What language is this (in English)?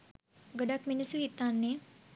Sinhala